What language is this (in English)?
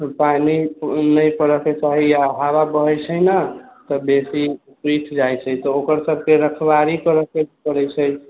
Maithili